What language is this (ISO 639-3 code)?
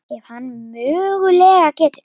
isl